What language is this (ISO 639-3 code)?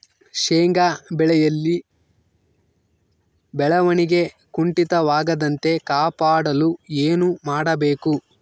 kan